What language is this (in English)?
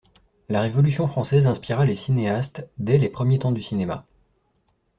French